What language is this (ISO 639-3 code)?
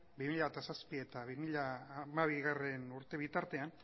eus